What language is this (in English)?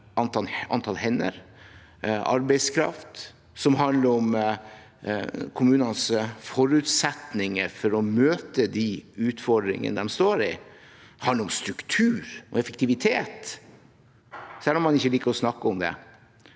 Norwegian